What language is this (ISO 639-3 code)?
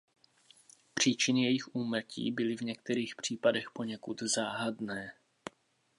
ces